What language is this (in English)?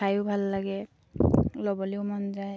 Assamese